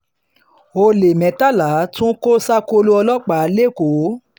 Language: Yoruba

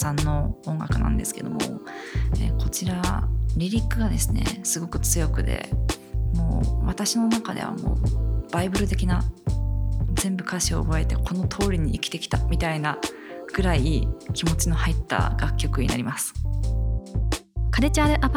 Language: Japanese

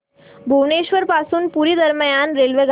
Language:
Marathi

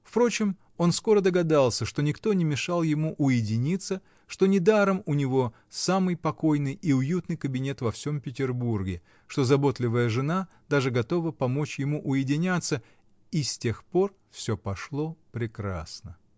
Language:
Russian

